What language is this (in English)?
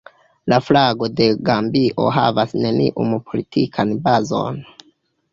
Esperanto